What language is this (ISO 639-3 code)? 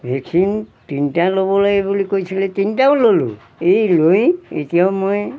asm